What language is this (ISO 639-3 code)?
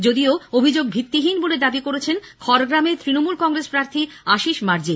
ben